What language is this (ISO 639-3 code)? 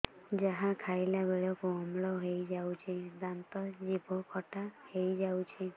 ori